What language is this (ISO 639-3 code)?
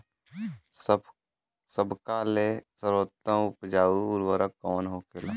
bho